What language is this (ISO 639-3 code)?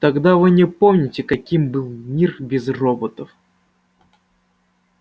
rus